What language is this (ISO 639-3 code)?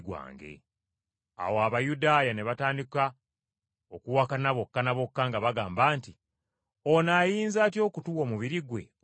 lug